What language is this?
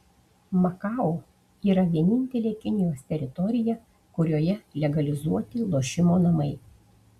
Lithuanian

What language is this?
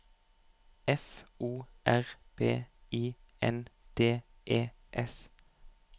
Norwegian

